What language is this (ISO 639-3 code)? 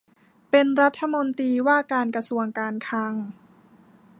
tha